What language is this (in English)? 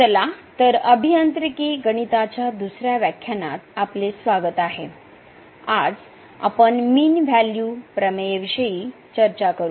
Marathi